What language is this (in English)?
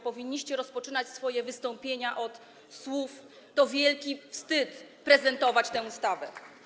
Polish